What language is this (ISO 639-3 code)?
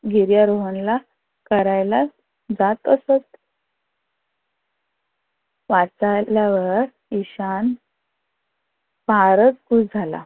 mar